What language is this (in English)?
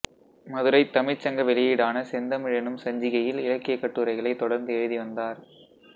Tamil